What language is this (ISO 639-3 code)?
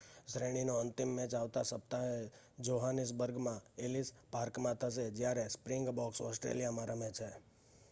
guj